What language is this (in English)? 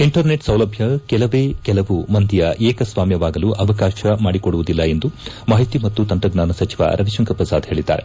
Kannada